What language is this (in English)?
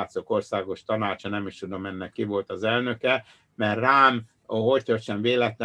Hungarian